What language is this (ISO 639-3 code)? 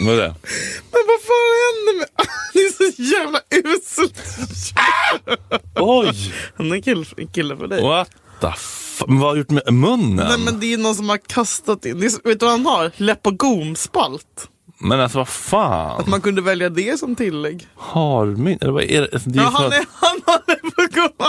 swe